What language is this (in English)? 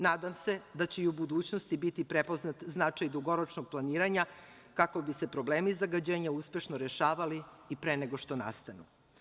Serbian